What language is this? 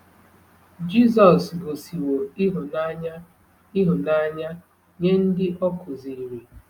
Igbo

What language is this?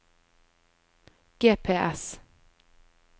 Norwegian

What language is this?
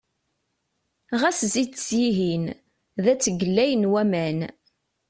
Kabyle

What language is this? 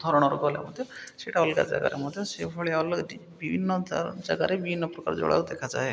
Odia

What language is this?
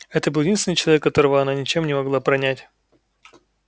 Russian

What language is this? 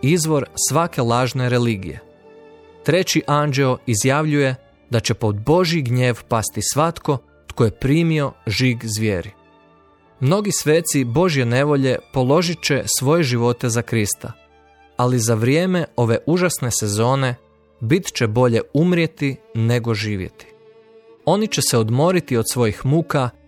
Croatian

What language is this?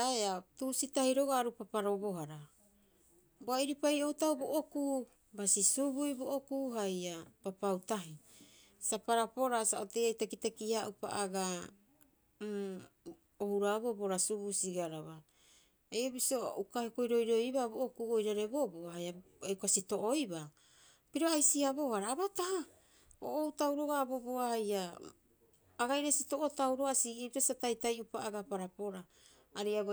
Rapoisi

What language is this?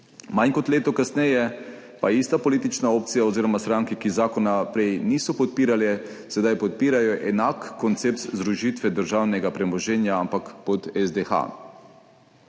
Slovenian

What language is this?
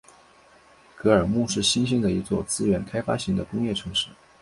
Chinese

